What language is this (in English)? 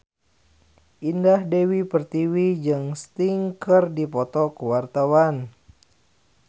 Sundanese